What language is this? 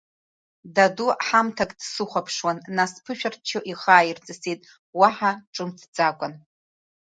Abkhazian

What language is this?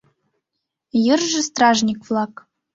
Mari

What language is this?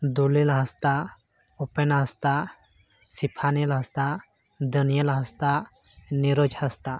Santali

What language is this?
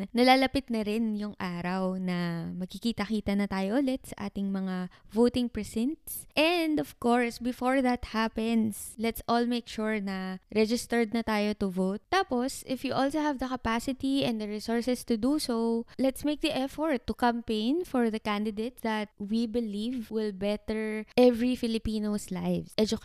Filipino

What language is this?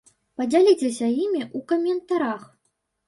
Belarusian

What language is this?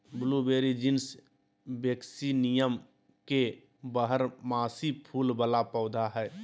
Magahi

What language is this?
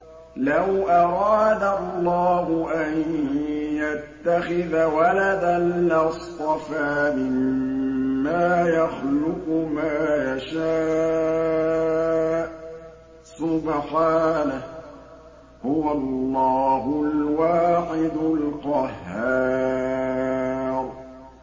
Arabic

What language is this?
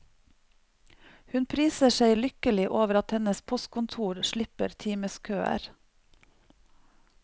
Norwegian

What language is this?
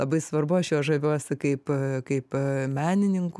Lithuanian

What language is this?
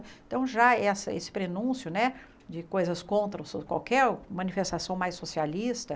Portuguese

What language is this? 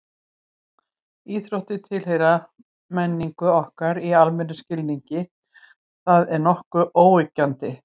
Icelandic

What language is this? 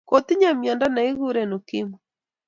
Kalenjin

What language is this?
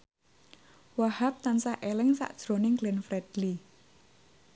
Javanese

